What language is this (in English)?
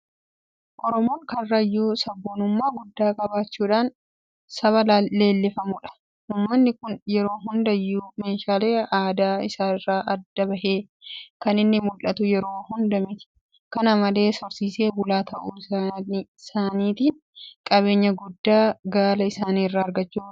Oromo